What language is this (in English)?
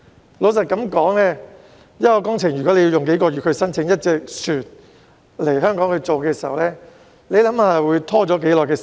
Cantonese